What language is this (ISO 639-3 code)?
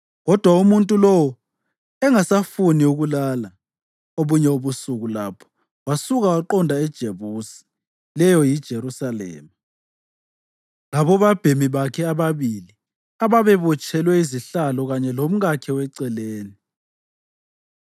nde